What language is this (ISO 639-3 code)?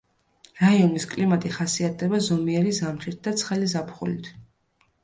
kat